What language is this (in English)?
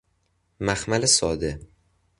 Persian